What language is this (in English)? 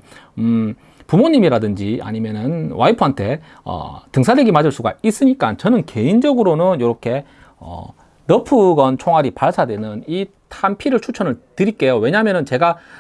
Korean